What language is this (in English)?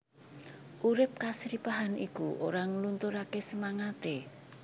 Javanese